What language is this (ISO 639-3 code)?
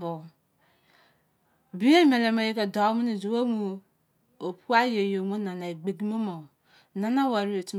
ijc